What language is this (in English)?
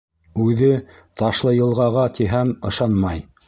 Bashkir